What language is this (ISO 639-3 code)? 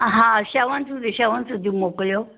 snd